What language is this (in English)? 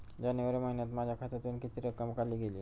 Marathi